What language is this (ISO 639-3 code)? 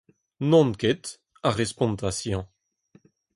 bre